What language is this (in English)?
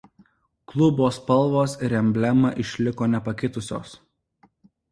Lithuanian